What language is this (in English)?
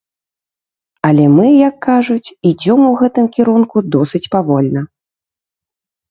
Belarusian